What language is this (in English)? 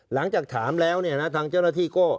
Thai